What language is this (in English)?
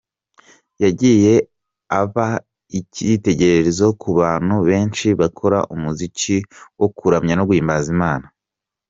Kinyarwanda